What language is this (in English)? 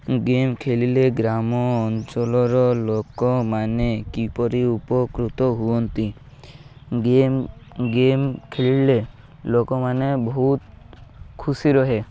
Odia